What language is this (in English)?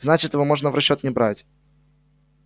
Russian